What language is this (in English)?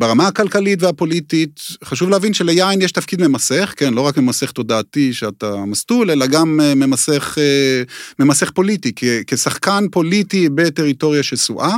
Hebrew